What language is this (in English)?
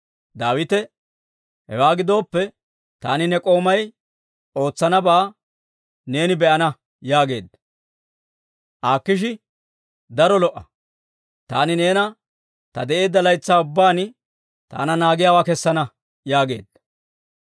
Dawro